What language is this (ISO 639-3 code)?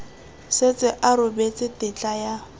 tsn